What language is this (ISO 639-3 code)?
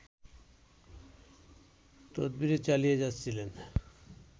ben